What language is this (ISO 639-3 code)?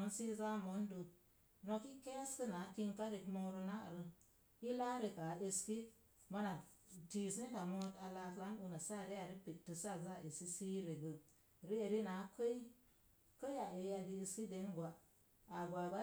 ver